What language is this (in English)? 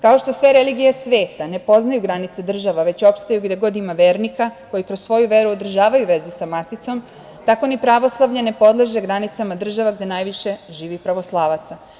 Serbian